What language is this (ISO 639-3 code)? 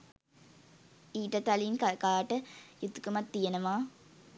sin